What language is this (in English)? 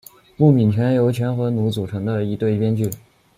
Chinese